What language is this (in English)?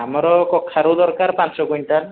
Odia